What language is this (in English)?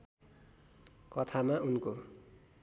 Nepali